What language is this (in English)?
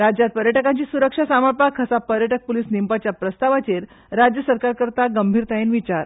Konkani